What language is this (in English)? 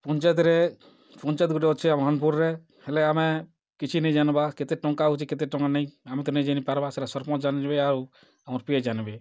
Odia